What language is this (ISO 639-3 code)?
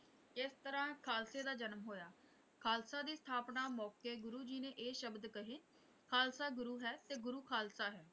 pan